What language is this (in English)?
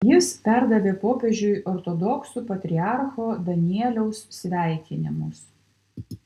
Lithuanian